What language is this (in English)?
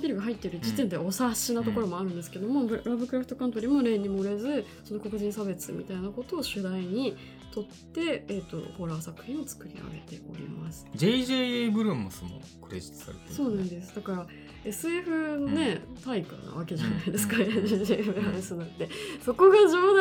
Japanese